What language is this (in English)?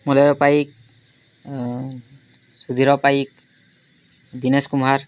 Odia